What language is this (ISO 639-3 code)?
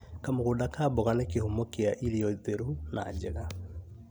kik